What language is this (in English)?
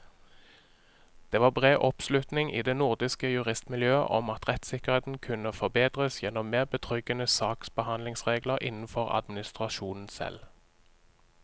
Norwegian